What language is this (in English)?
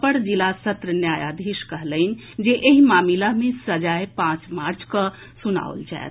Maithili